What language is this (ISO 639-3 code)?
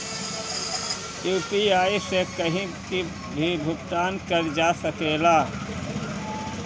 bho